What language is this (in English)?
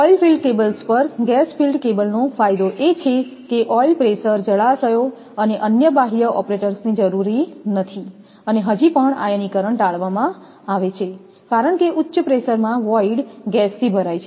Gujarati